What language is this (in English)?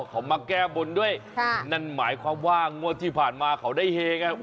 Thai